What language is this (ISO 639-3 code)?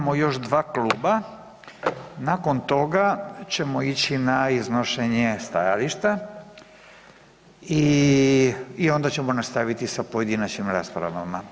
hrv